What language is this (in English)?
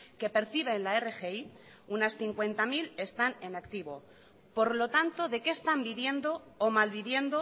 Spanish